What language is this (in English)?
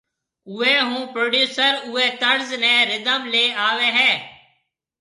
Marwari (Pakistan)